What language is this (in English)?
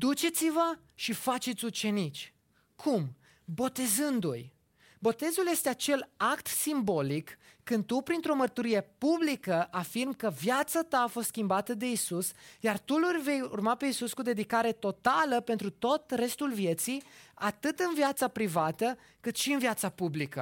Romanian